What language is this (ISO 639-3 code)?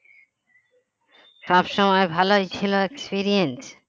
ben